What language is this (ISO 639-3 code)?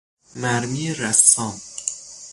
fas